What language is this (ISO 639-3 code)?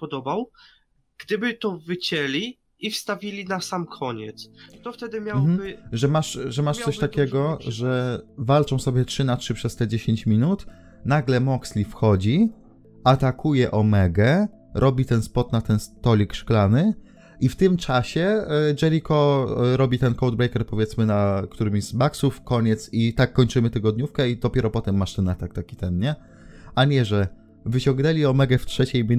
pol